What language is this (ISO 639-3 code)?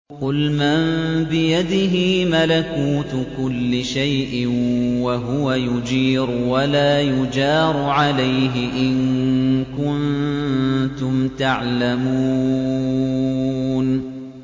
ara